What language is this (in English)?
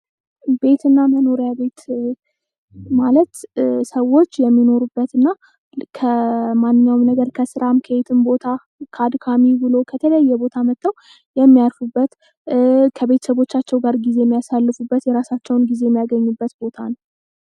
Amharic